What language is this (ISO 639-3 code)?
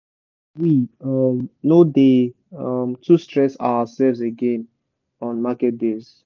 pcm